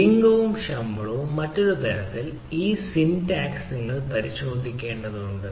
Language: Malayalam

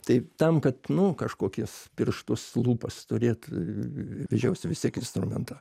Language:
Lithuanian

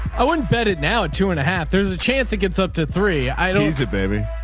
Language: English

